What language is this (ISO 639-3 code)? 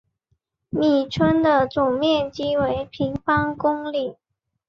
zho